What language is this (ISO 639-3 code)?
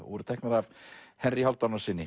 isl